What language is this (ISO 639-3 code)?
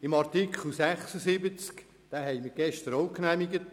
gsw